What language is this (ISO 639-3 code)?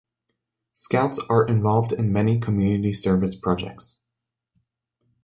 eng